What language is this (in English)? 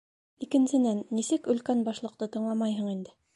Bashkir